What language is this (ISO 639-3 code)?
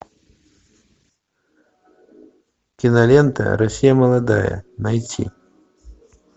rus